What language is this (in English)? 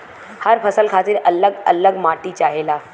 Bhojpuri